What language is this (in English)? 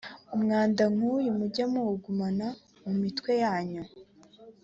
Kinyarwanda